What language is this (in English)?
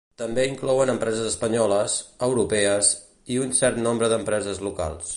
Catalan